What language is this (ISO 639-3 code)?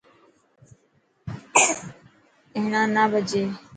mki